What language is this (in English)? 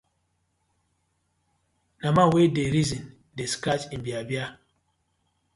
Nigerian Pidgin